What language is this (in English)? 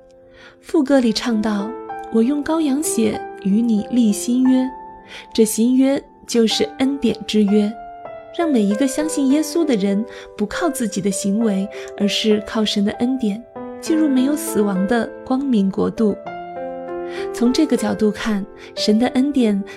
Chinese